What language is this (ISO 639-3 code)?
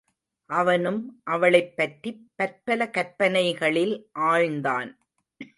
tam